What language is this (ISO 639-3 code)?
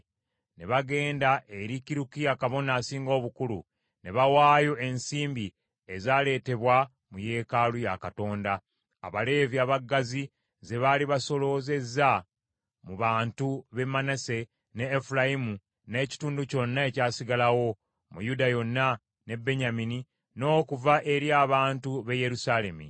lug